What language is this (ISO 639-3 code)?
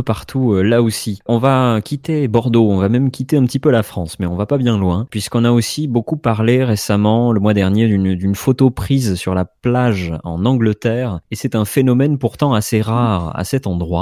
fra